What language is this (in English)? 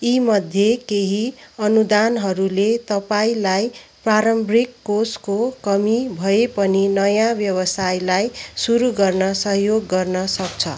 Nepali